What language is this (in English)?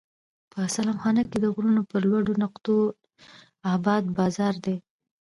Pashto